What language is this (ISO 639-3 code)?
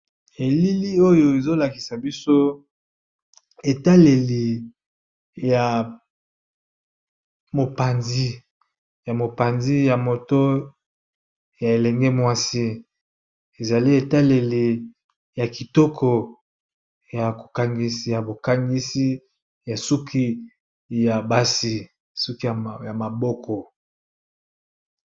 lin